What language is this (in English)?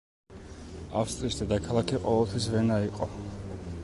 Georgian